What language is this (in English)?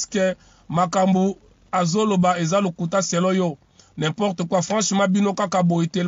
French